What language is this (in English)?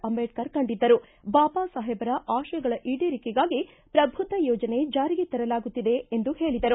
Kannada